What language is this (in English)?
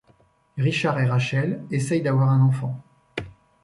French